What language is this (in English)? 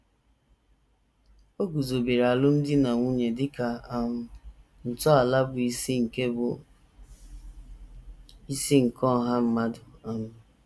Igbo